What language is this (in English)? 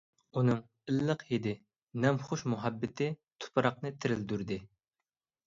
Uyghur